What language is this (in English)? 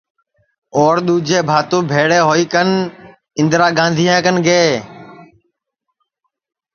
Sansi